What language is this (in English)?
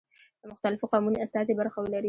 Pashto